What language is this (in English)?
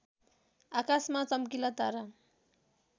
Nepali